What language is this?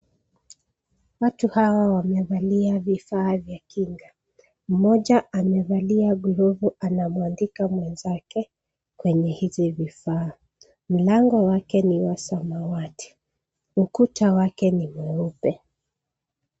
Swahili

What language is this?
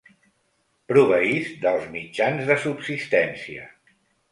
Catalan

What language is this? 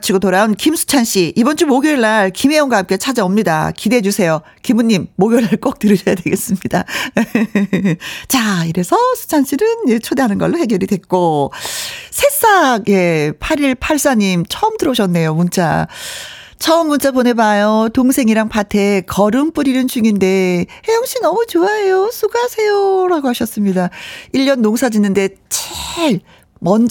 Korean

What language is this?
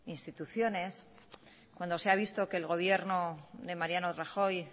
Spanish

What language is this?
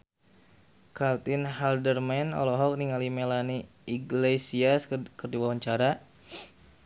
Sundanese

